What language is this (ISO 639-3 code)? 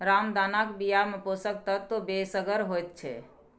mai